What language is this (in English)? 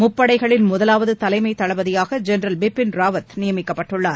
Tamil